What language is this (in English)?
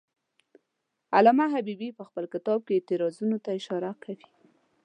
Pashto